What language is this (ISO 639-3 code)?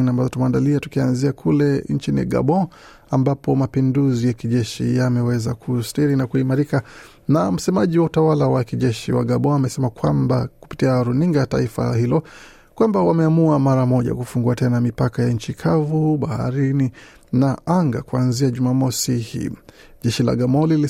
swa